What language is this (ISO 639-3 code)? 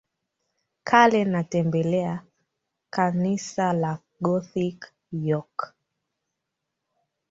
swa